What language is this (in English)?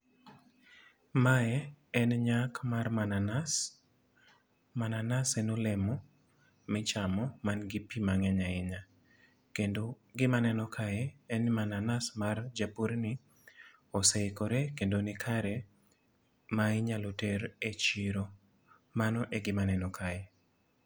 Luo (Kenya and Tanzania)